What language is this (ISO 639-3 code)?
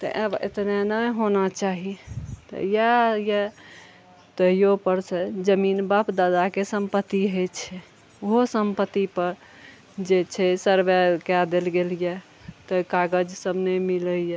mai